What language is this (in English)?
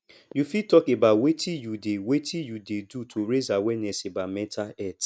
Nigerian Pidgin